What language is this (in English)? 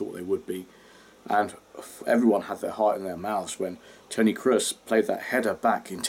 English